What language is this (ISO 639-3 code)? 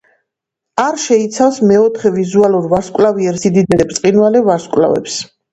kat